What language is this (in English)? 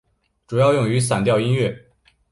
Chinese